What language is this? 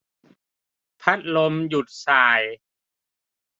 Thai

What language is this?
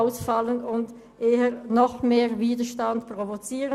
Swiss German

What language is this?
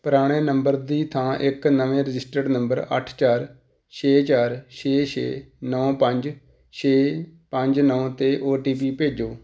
Punjabi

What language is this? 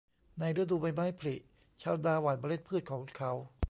Thai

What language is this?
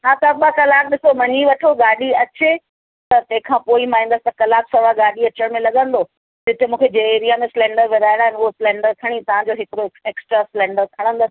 Sindhi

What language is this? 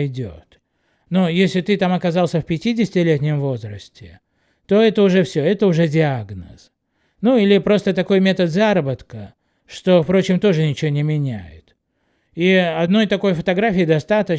Russian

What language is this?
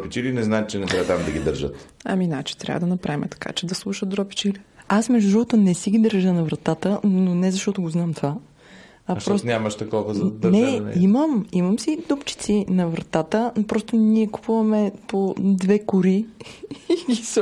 Bulgarian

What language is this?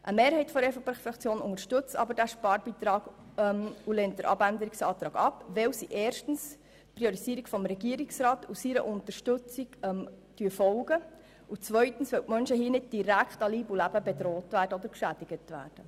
Swiss German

